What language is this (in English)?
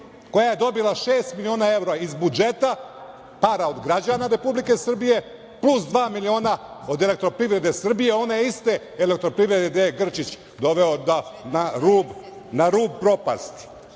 Serbian